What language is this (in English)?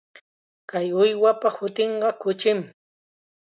Chiquián Ancash Quechua